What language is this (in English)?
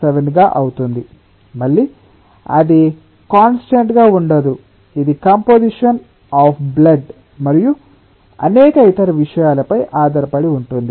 Telugu